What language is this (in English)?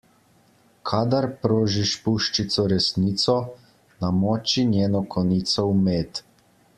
Slovenian